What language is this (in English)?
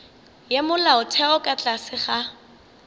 Northern Sotho